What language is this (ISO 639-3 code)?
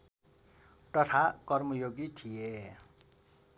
nep